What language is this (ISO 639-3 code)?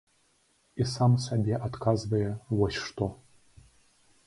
bel